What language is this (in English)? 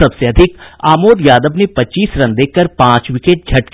Hindi